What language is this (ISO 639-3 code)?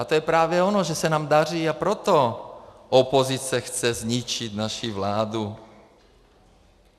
ces